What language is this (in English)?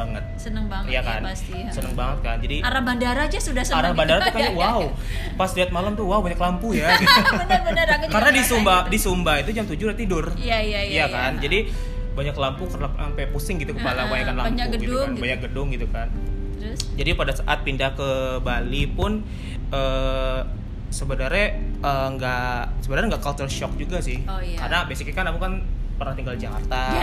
Indonesian